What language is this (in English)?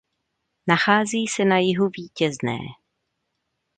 Czech